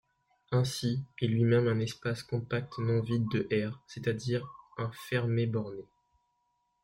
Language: French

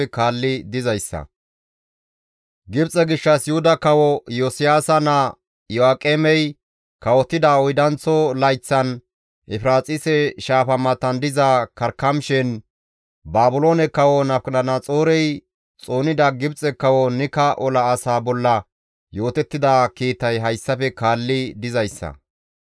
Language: Gamo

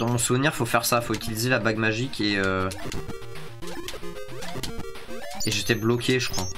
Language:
French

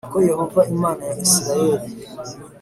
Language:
Kinyarwanda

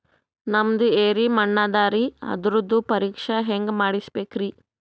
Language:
Kannada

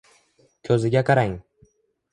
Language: Uzbek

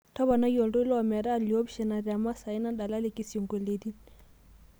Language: Masai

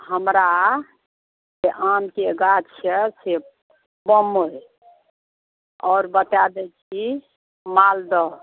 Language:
Maithili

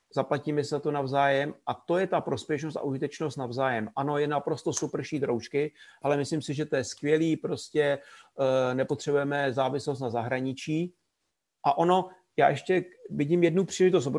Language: Czech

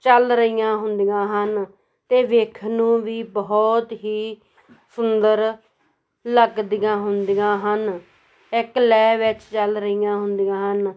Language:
Punjabi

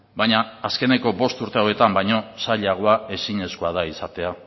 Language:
Basque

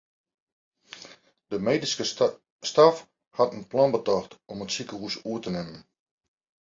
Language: Western Frisian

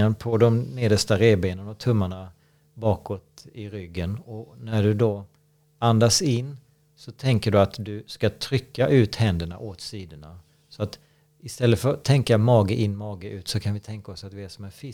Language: Swedish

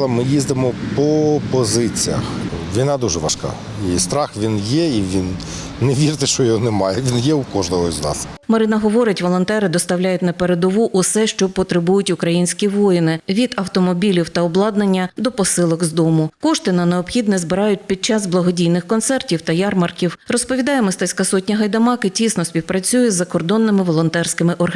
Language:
Ukrainian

